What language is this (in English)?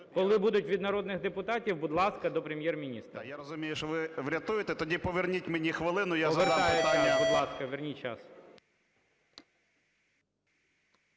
Ukrainian